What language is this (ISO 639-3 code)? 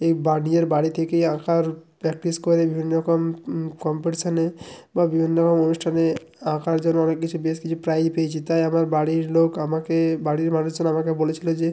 ben